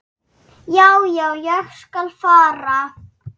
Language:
Icelandic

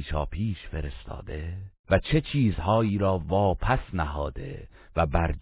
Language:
Persian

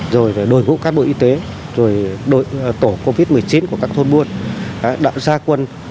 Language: Vietnamese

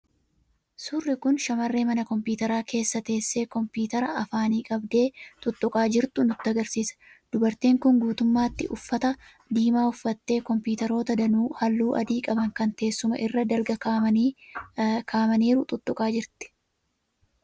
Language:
Oromo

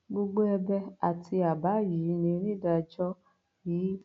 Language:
Yoruba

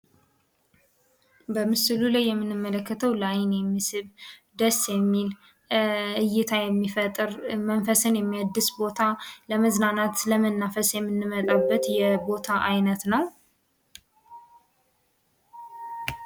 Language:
Amharic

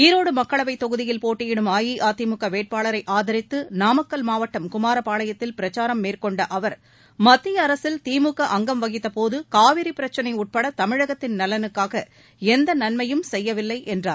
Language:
Tamil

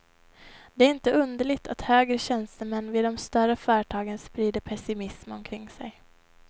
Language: Swedish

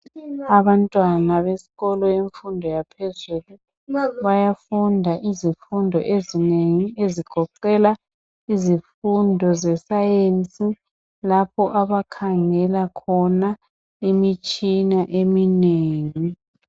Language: North Ndebele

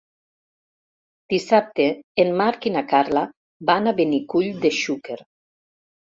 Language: Catalan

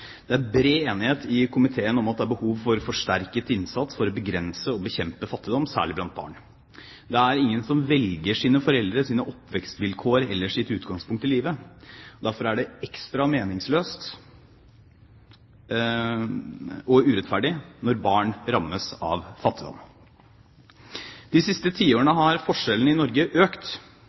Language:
Norwegian Bokmål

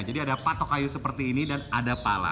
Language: Indonesian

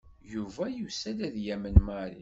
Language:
Kabyle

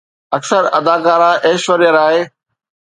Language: Sindhi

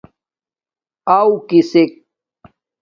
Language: Domaaki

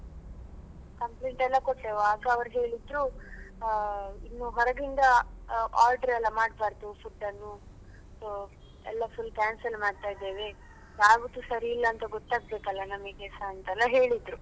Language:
Kannada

